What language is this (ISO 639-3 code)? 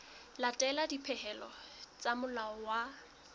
sot